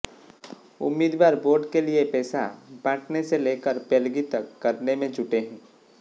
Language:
Hindi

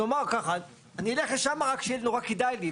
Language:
Hebrew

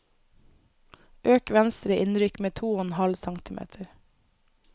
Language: Norwegian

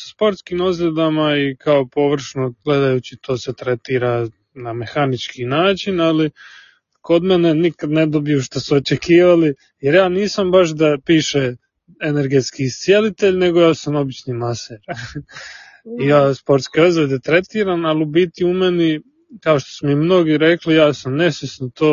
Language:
Croatian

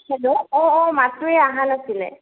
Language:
Assamese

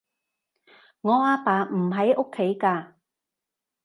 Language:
Cantonese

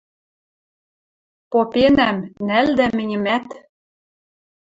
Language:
Western Mari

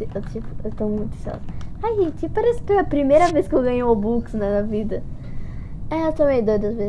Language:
Portuguese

